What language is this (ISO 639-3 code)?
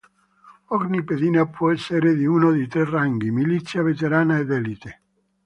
ita